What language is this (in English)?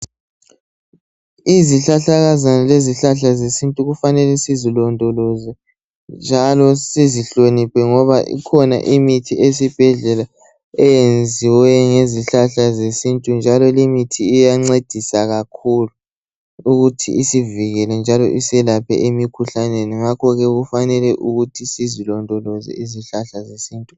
North Ndebele